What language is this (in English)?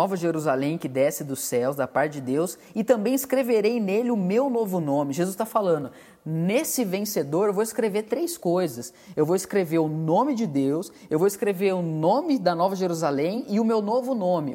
Portuguese